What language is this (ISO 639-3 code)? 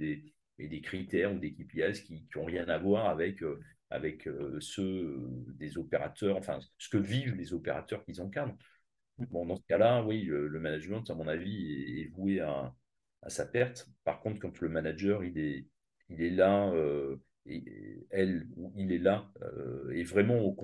fra